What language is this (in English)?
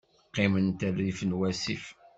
Kabyle